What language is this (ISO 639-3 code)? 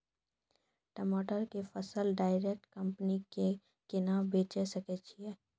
mai